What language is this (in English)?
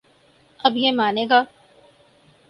Urdu